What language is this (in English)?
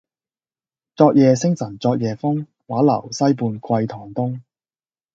Cantonese